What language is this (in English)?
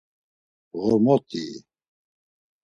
Laz